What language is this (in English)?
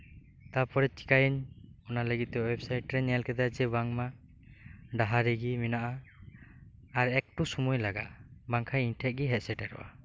Santali